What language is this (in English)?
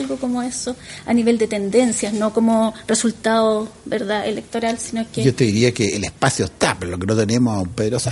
Spanish